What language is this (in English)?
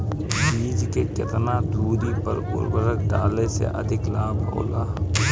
Bhojpuri